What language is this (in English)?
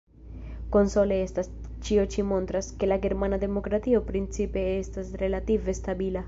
Esperanto